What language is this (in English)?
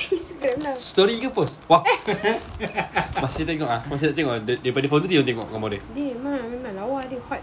Malay